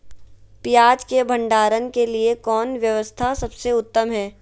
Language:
Magahi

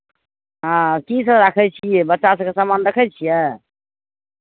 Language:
Maithili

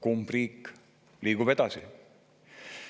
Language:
Estonian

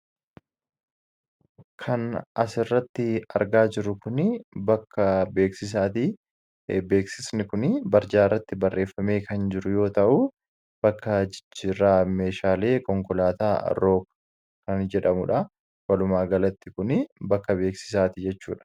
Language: Oromo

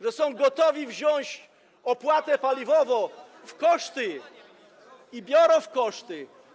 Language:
Polish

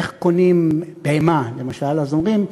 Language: Hebrew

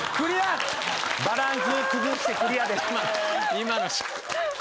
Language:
Japanese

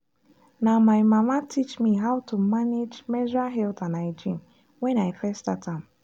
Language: Nigerian Pidgin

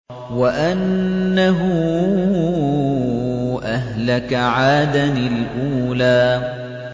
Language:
Arabic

